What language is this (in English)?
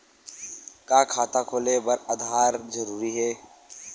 Chhattisgarhi